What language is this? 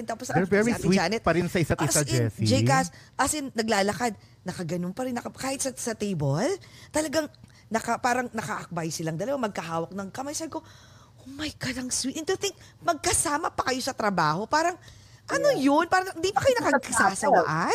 Filipino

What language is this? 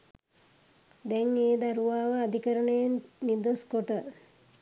Sinhala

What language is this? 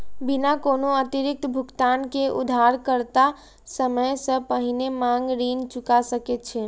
Maithili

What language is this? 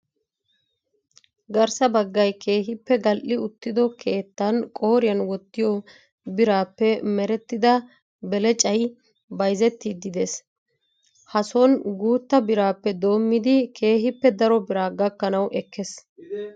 Wolaytta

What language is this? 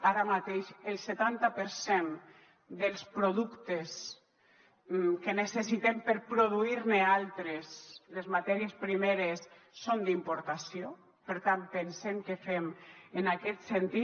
Catalan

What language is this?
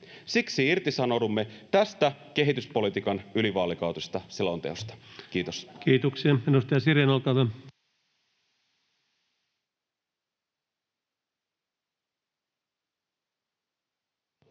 Finnish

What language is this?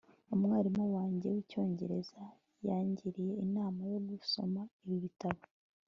Kinyarwanda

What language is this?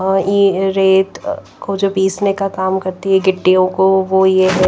Hindi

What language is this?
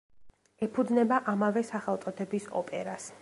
Georgian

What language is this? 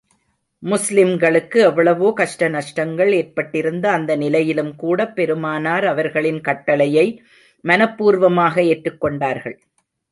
Tamil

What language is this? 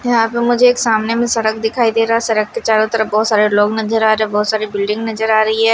Hindi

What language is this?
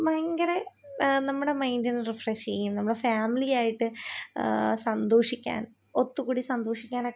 Malayalam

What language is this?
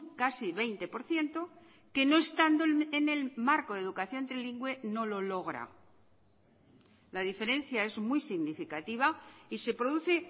Spanish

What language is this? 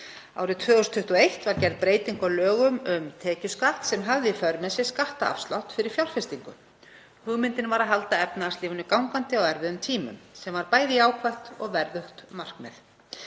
Icelandic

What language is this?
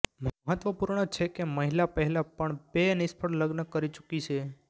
Gujarati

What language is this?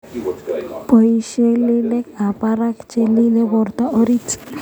Kalenjin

